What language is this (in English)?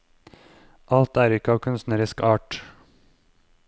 Norwegian